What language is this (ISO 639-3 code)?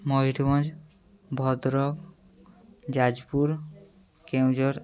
ori